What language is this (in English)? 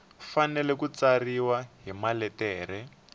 Tsonga